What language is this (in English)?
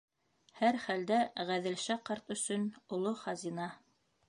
Bashkir